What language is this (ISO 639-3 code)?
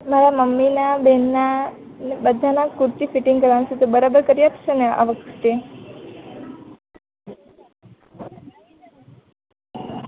guj